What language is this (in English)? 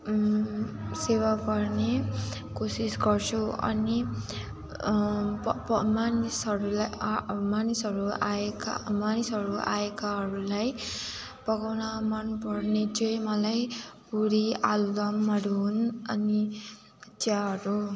Nepali